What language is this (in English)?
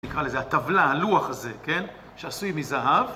Hebrew